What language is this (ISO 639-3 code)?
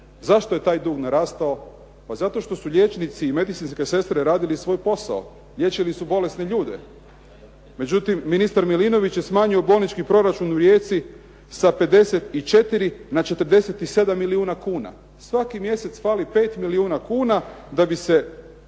hrv